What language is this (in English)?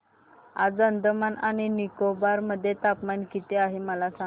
Marathi